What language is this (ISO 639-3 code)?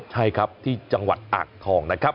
tha